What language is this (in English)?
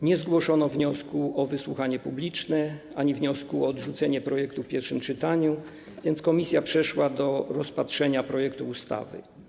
Polish